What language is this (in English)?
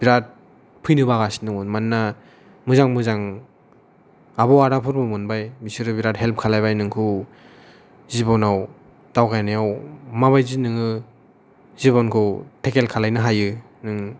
Bodo